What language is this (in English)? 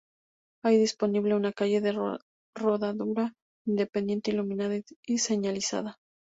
Spanish